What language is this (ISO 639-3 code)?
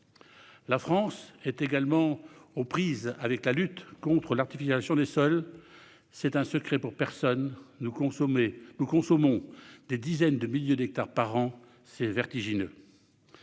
fra